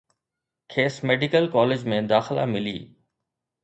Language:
Sindhi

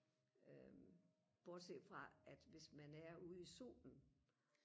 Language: Danish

